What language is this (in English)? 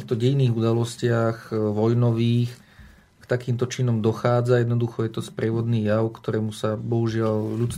Slovak